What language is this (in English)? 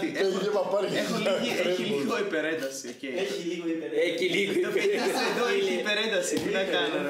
Greek